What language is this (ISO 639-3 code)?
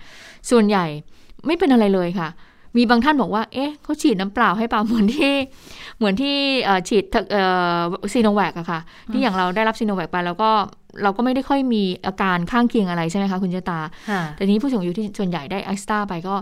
tha